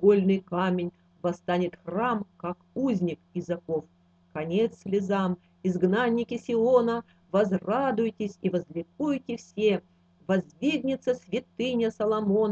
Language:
Russian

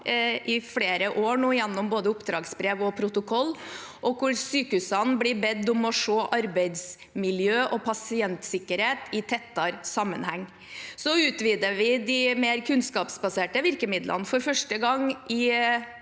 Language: Norwegian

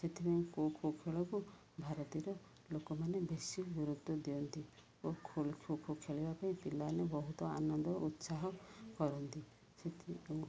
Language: Odia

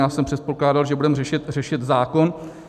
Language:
Czech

